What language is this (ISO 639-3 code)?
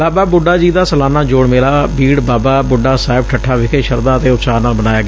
pan